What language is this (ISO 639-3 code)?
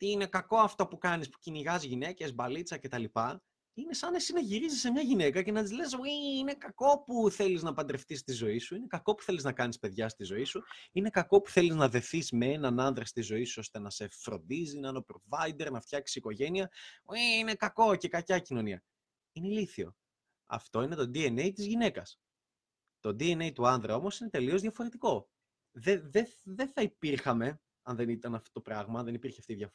ell